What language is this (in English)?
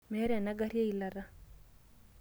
Masai